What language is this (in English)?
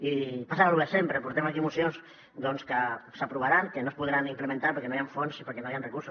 Catalan